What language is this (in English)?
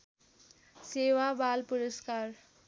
Nepali